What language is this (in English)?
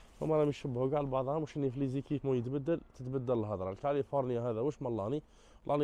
Arabic